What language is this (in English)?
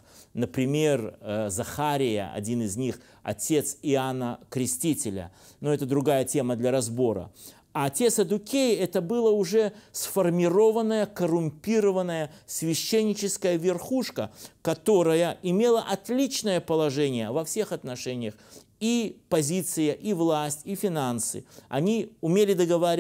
Russian